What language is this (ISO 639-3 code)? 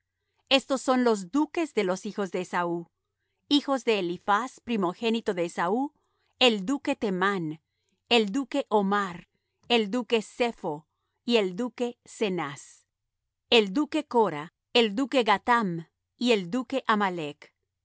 spa